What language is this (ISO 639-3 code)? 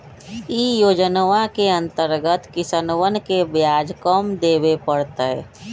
mag